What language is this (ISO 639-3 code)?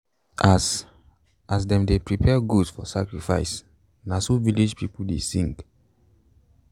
pcm